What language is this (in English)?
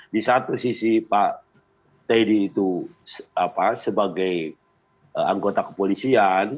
Indonesian